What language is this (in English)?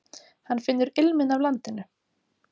Icelandic